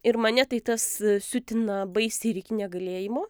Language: Lithuanian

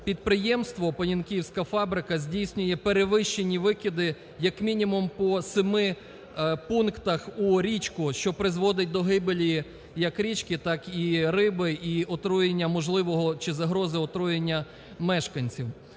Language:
Ukrainian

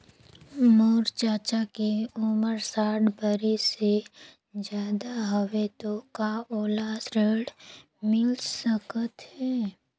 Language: Chhattisgarhi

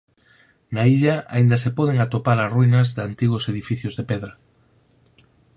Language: Galician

